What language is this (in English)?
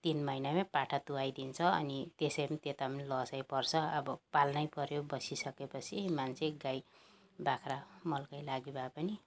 Nepali